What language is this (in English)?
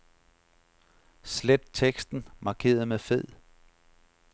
Danish